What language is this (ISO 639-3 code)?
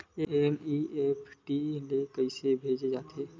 hne